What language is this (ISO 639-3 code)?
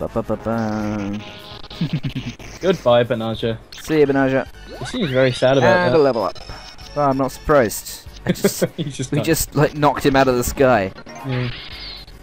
eng